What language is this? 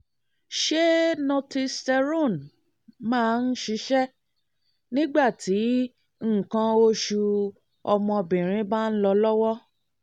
Yoruba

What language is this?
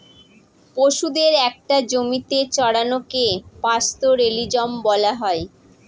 Bangla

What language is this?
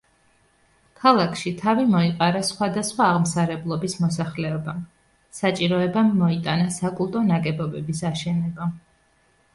Georgian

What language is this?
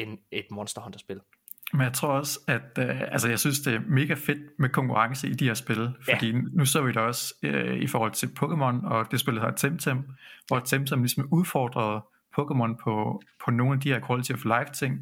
Danish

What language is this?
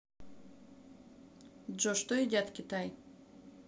Russian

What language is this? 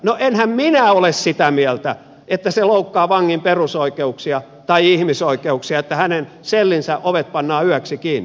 Finnish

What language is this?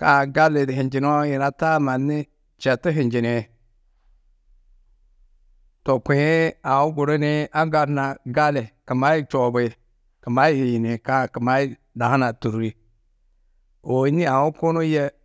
Tedaga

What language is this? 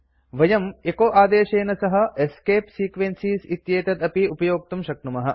Sanskrit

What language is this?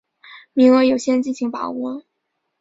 Chinese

